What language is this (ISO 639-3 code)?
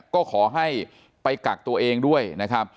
tha